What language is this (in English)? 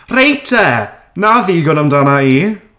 Welsh